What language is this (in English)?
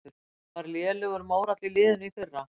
Icelandic